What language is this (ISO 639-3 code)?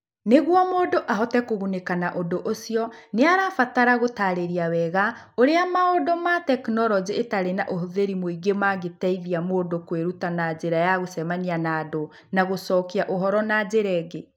kik